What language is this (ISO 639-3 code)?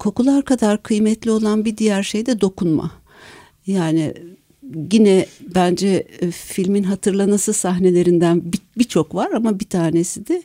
tur